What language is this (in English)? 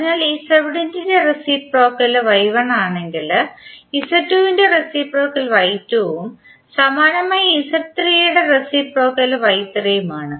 Malayalam